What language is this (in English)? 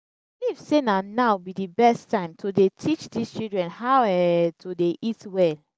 Nigerian Pidgin